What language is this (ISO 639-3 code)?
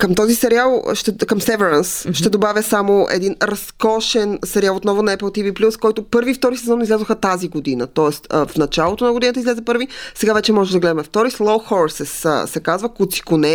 bul